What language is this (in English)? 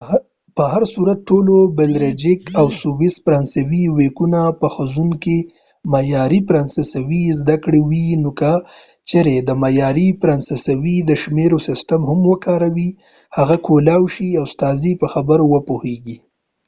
Pashto